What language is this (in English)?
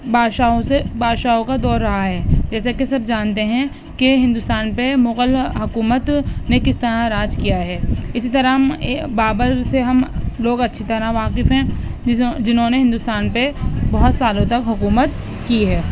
Urdu